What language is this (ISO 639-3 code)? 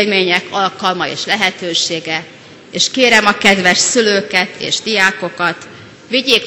hun